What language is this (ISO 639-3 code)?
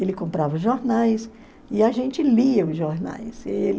por